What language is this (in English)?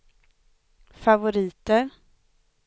Swedish